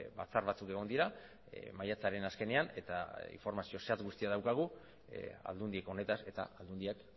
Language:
Basque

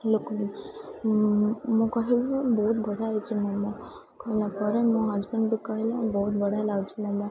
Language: Odia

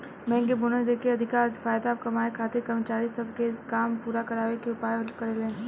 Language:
Bhojpuri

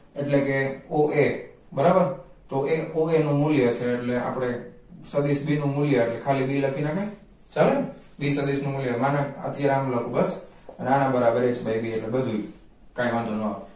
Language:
Gujarati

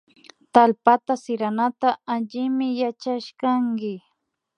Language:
Imbabura Highland Quichua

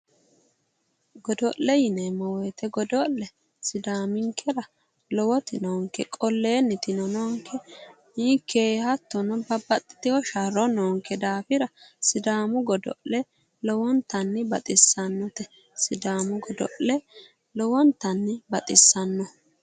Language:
Sidamo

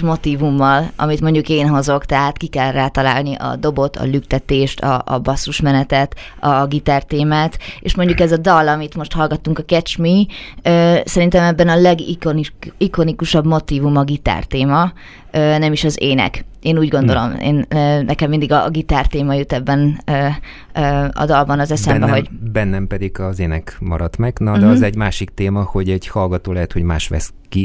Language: Hungarian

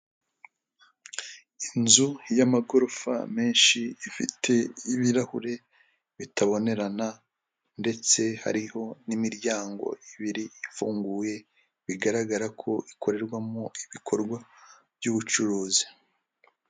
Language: Kinyarwanda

